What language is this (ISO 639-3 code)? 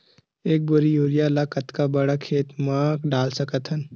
hne